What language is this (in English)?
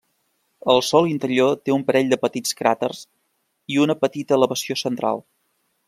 Catalan